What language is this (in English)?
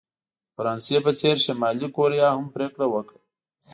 Pashto